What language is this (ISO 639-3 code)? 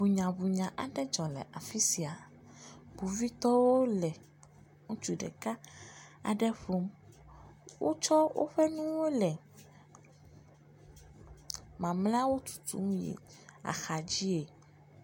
ewe